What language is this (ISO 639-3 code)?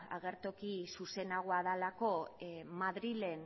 eus